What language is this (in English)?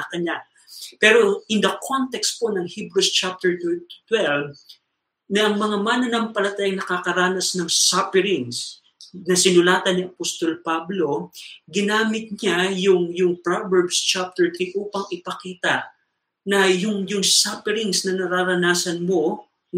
Filipino